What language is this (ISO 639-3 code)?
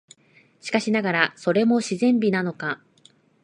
jpn